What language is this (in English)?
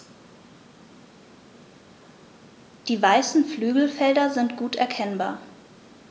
German